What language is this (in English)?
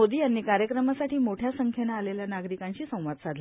Marathi